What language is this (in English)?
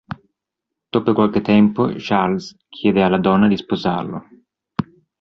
Italian